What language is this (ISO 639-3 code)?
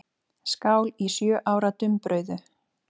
isl